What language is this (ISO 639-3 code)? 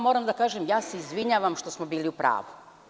srp